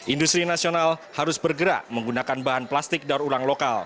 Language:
Indonesian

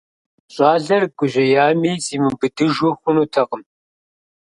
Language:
Kabardian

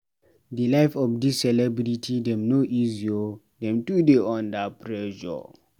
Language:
Nigerian Pidgin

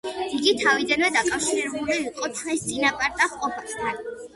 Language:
Georgian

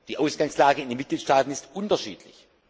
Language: German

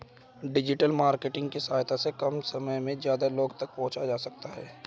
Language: Hindi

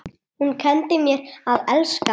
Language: Icelandic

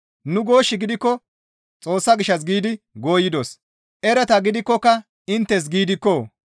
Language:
Gamo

